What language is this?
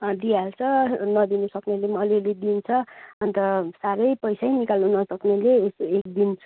Nepali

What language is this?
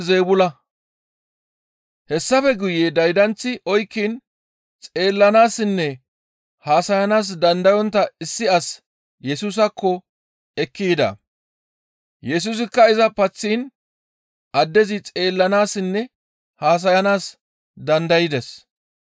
Gamo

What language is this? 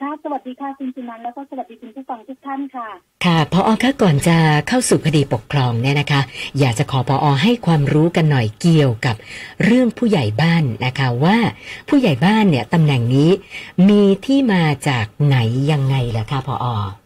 Thai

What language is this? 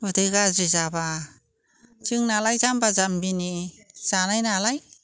Bodo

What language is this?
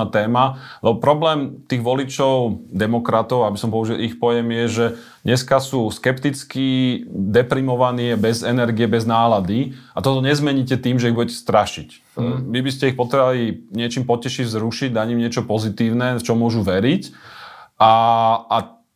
Slovak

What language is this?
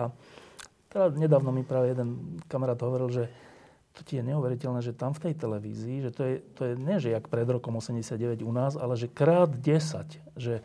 Slovak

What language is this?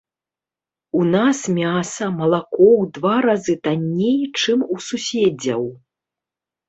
Belarusian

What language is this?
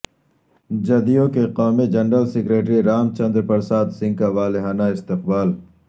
Urdu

